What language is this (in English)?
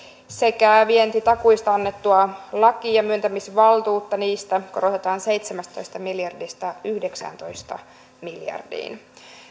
Finnish